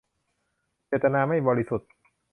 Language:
Thai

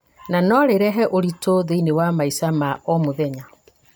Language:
Kikuyu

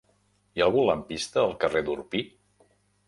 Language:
Catalan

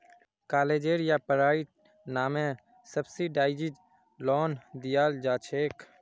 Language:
Magahi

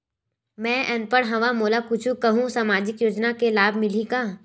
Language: Chhattisgarhi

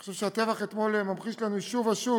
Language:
Hebrew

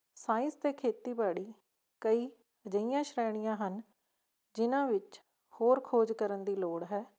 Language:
Punjabi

